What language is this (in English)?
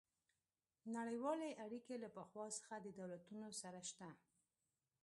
Pashto